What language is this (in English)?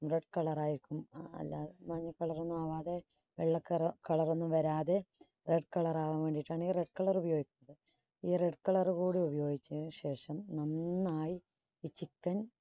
Malayalam